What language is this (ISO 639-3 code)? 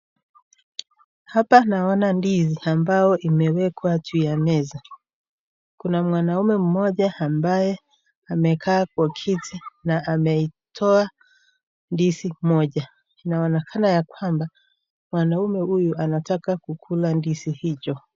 swa